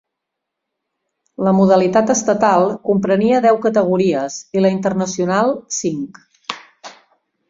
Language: Catalan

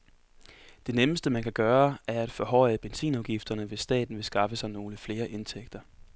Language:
Danish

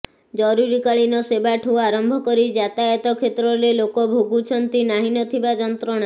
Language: Odia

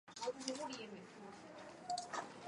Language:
Chinese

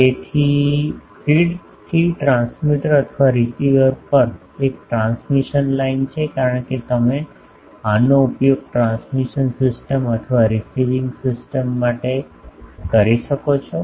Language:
Gujarati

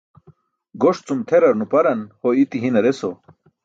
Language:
Burushaski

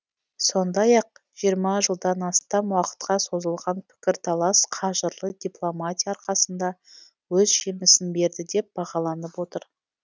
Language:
Kazakh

